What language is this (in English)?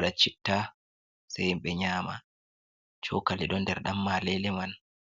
Fula